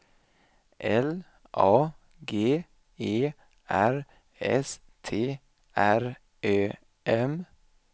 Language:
Swedish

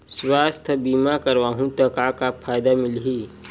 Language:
Chhattisgarhi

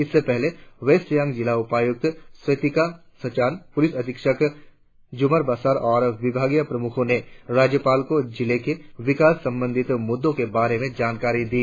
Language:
Hindi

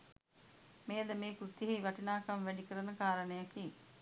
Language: Sinhala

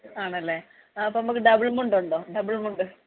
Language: Malayalam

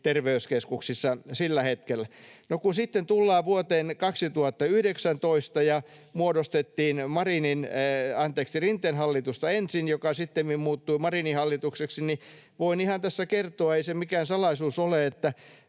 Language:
Finnish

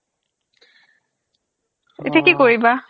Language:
Assamese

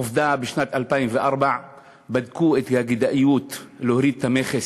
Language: Hebrew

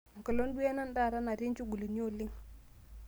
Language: Masai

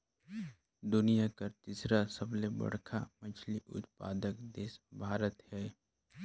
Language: Chhattisgarhi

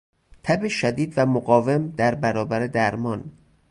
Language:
Persian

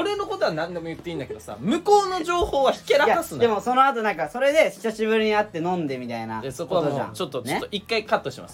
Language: Japanese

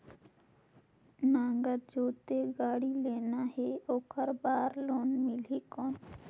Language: Chhattisgarhi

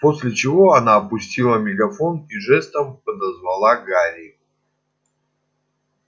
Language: Russian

